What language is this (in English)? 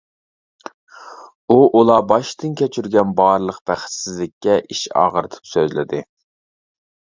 Uyghur